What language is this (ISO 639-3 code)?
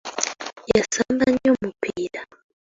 lug